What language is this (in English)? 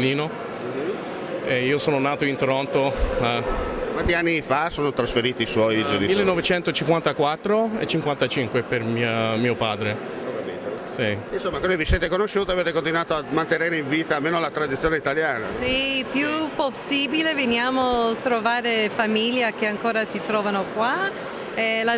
Italian